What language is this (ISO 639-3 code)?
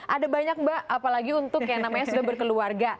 ind